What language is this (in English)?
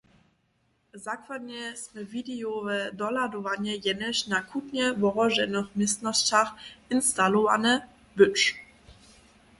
Upper Sorbian